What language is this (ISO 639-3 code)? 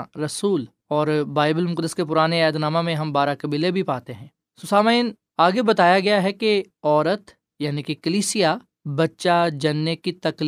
urd